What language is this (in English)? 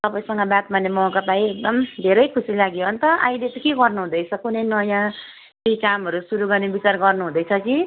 Nepali